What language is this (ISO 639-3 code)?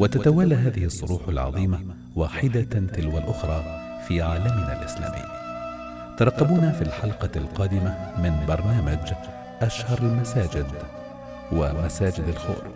ara